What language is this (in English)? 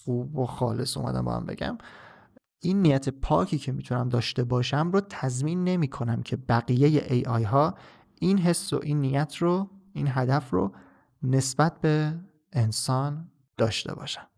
Persian